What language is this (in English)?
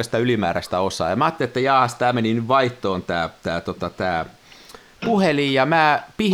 Finnish